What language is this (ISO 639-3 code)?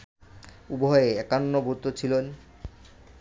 ben